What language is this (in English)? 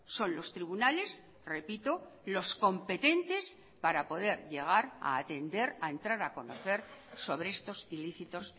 Spanish